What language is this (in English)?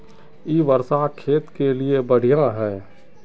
Magahi